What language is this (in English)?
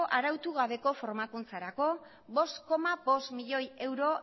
Basque